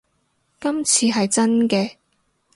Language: Cantonese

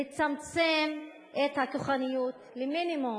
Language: Hebrew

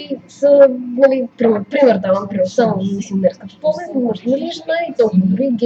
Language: Bulgarian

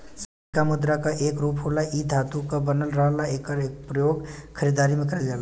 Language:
Bhojpuri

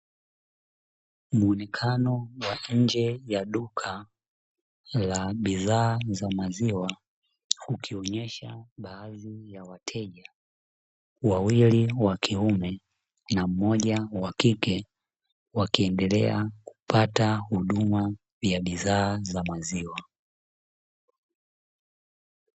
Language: Swahili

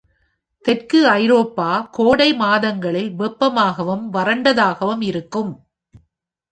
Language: Tamil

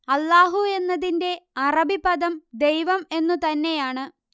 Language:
Malayalam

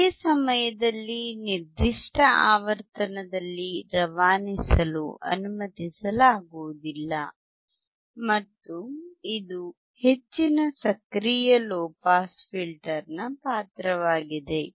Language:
Kannada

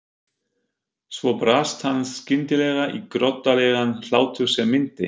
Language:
Icelandic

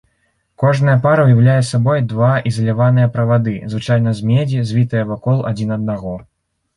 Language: Belarusian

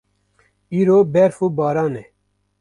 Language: Kurdish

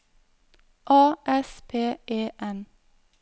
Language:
Norwegian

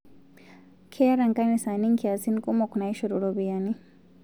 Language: Masai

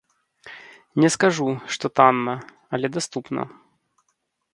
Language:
Belarusian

